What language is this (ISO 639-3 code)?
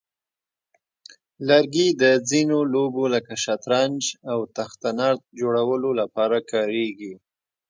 pus